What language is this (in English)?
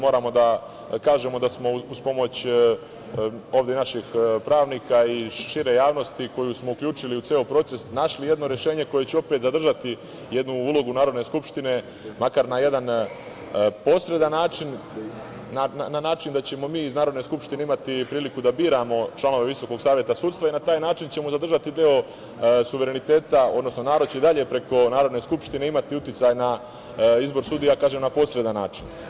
Serbian